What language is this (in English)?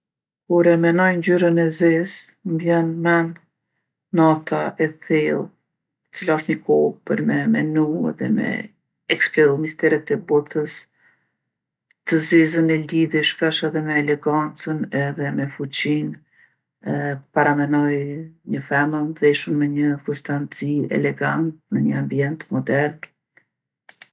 Gheg Albanian